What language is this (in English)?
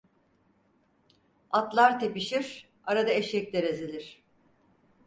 Turkish